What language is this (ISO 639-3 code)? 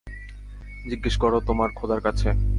ben